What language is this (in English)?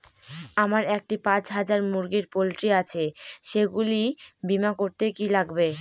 Bangla